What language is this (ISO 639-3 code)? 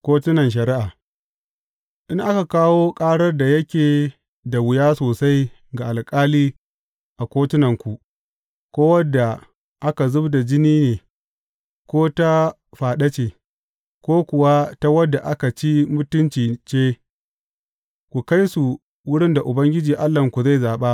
hau